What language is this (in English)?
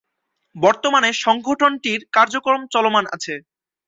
Bangla